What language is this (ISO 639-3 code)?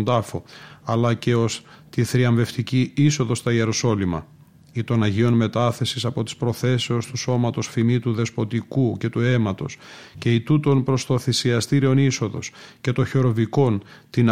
ell